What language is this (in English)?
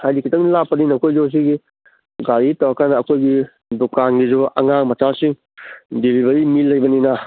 Manipuri